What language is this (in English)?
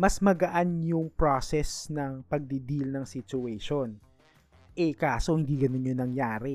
Filipino